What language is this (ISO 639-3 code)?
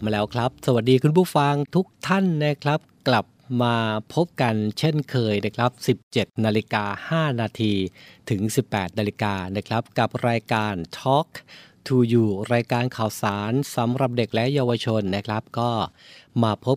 tha